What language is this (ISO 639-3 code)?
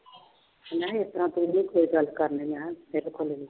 pan